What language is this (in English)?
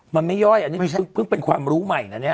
Thai